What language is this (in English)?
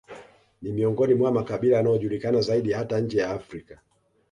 Swahili